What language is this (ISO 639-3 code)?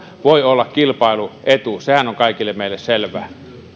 fin